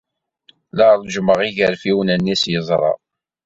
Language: Kabyle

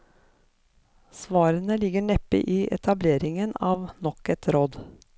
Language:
Norwegian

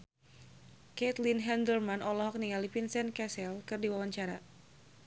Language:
Sundanese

